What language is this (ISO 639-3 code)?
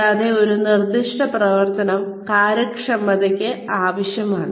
mal